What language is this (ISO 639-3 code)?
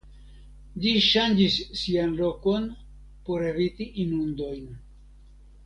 epo